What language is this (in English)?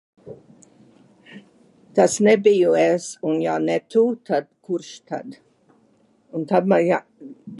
Latvian